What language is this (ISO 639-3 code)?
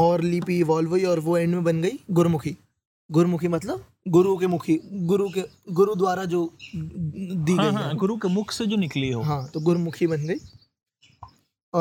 hin